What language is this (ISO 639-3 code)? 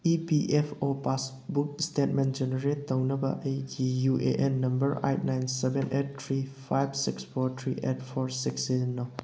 mni